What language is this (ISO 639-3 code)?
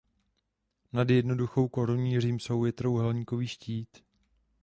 ces